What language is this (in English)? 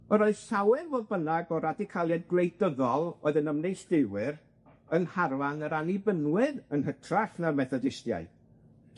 Welsh